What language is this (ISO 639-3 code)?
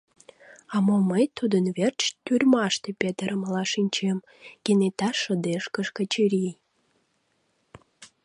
chm